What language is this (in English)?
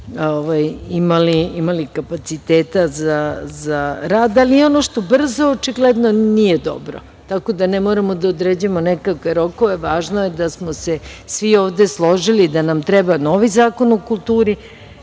Serbian